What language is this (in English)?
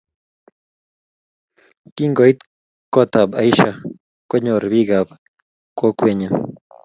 Kalenjin